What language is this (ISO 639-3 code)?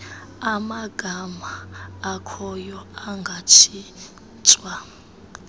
xho